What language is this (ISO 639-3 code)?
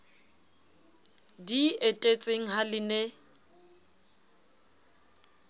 sot